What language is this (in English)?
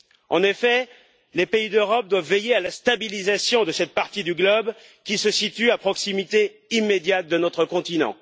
French